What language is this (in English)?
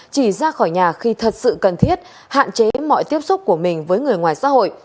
Vietnamese